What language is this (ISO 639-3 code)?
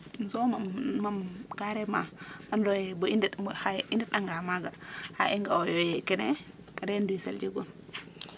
srr